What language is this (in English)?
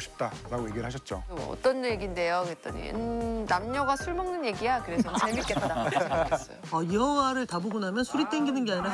Korean